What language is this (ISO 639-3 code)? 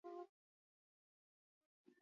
eus